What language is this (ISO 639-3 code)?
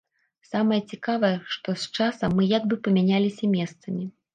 bel